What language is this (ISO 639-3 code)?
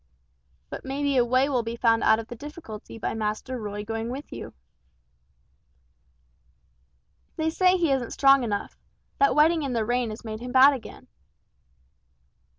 eng